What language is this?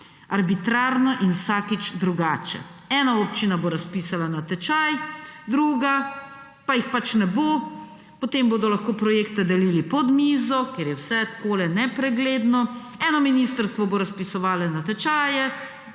Slovenian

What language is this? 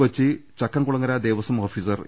Malayalam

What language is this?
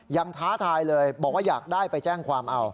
Thai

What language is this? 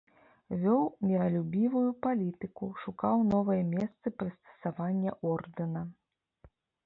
Belarusian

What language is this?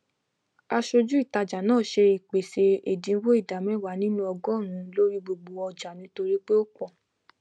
Yoruba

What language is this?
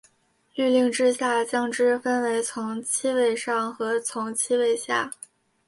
Chinese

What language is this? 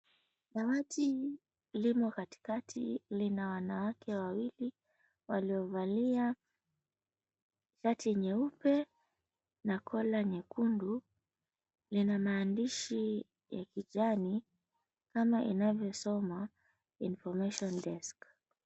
Swahili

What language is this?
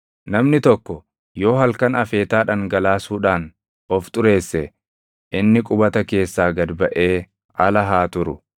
Oromo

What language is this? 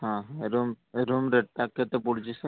Odia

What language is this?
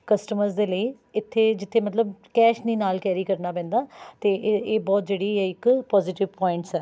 Punjabi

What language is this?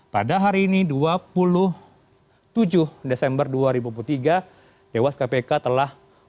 Indonesian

